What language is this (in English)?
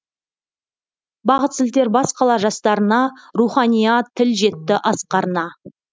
Kazakh